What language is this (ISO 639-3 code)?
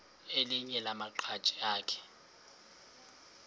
xho